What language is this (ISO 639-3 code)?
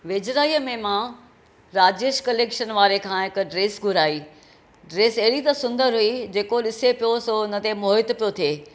snd